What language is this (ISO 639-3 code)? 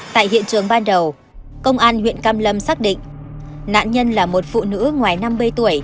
vie